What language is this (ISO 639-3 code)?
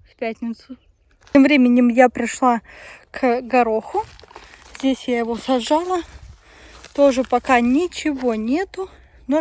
rus